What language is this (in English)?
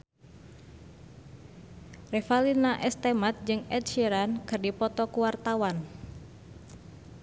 Sundanese